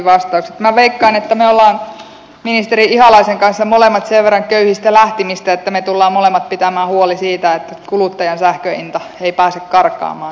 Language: Finnish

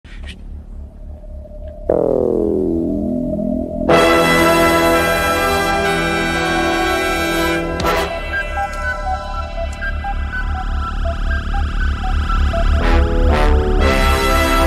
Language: Polish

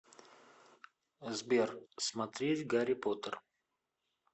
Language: Russian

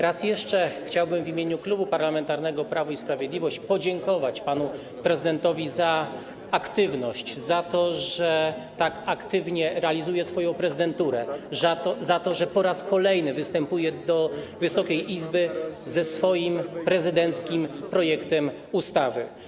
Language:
Polish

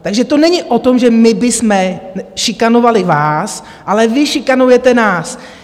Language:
Czech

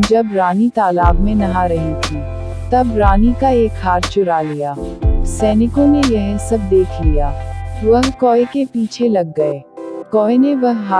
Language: Hindi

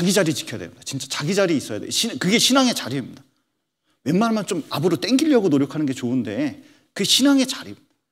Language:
Korean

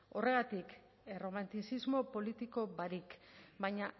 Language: Basque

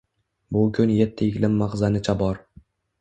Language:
Uzbek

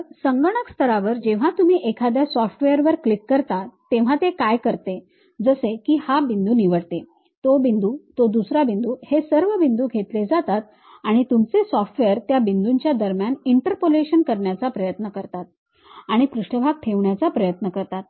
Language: Marathi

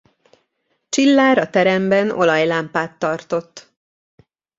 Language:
Hungarian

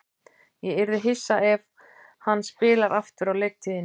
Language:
Icelandic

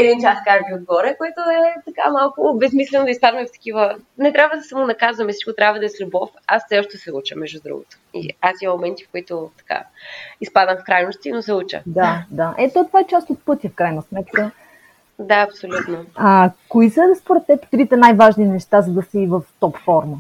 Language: Bulgarian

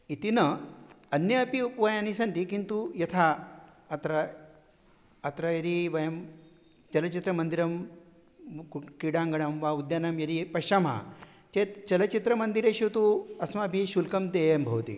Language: Sanskrit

